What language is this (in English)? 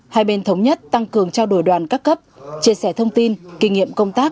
Vietnamese